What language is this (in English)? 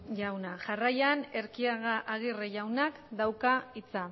Basque